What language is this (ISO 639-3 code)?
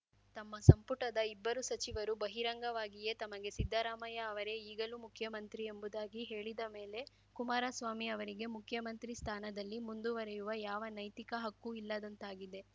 kan